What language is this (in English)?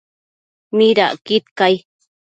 Matsés